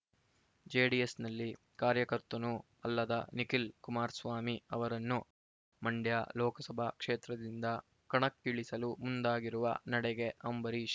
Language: Kannada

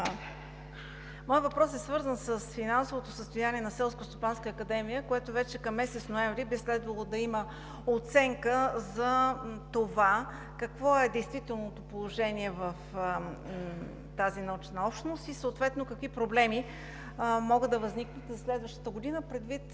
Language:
Bulgarian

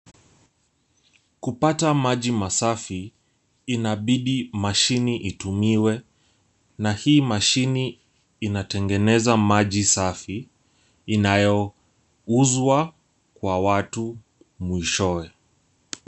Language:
Swahili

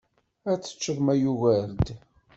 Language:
Kabyle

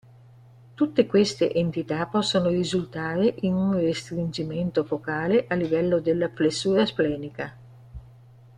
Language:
Italian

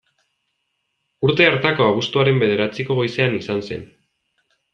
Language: Basque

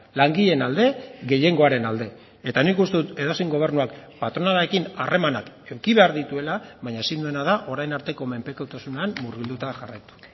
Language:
Basque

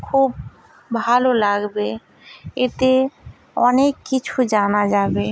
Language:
Bangla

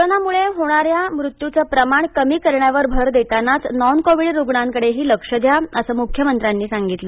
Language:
Marathi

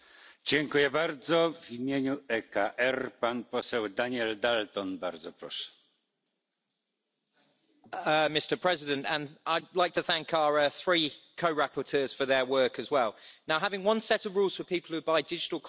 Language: English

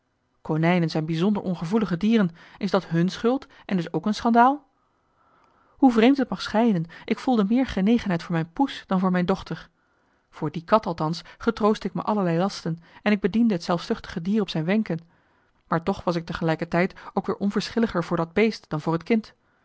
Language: Dutch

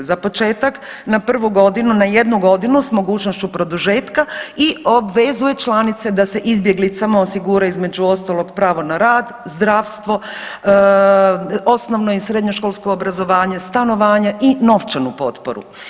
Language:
Croatian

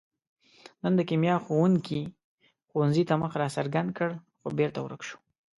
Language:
Pashto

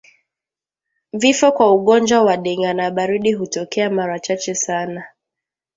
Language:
Swahili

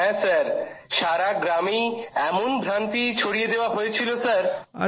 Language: Bangla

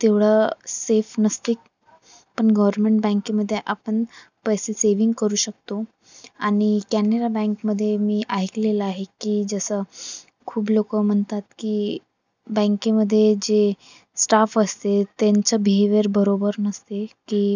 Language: Marathi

